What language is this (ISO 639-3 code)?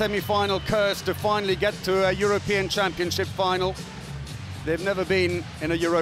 eng